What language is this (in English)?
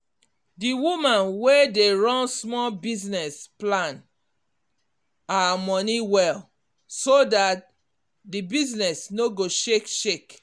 Nigerian Pidgin